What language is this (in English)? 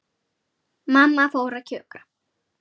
Icelandic